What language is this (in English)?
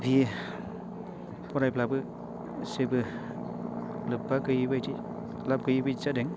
Bodo